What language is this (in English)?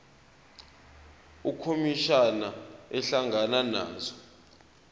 Zulu